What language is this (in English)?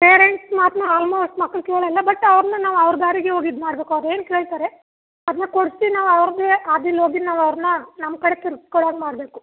Kannada